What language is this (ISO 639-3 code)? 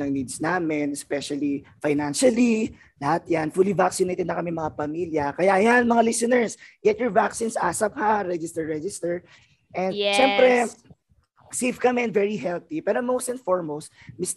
fil